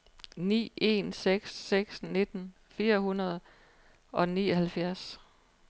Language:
Danish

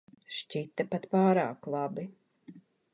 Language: Latvian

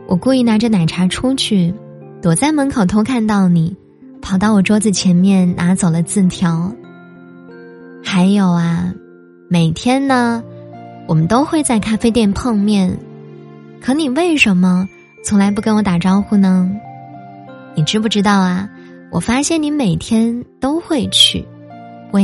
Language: Chinese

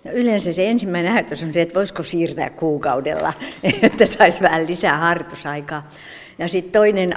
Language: Finnish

